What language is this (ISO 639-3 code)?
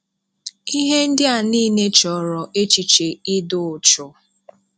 ibo